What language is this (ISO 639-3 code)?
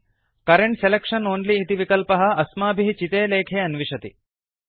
san